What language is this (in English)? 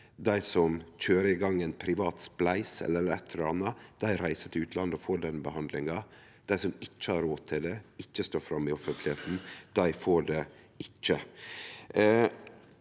Norwegian